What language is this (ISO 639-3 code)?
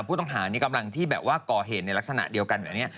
tha